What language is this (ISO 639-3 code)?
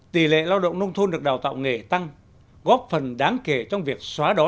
vie